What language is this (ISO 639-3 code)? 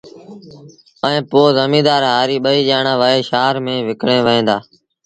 sbn